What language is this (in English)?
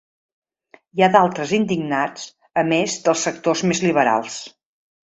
Catalan